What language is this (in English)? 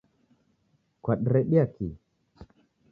Taita